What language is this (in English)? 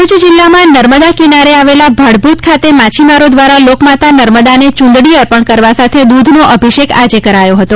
Gujarati